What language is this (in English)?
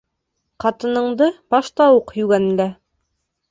Bashkir